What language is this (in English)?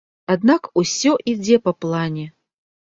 Belarusian